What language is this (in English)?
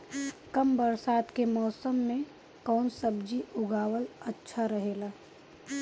Bhojpuri